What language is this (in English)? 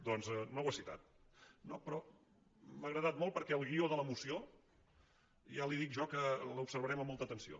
Catalan